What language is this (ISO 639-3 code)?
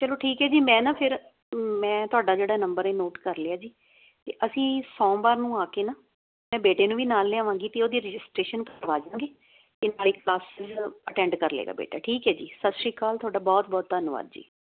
pan